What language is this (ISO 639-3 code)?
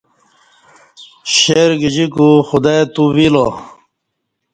bsh